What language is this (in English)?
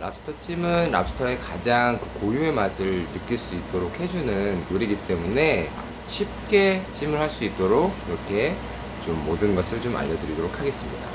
Korean